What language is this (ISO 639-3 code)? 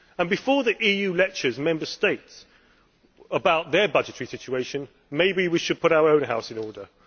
eng